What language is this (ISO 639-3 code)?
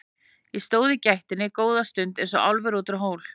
isl